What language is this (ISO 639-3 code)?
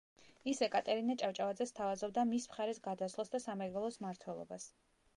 kat